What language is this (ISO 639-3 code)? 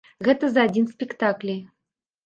bel